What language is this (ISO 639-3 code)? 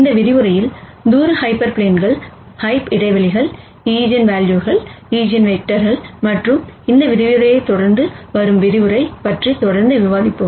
tam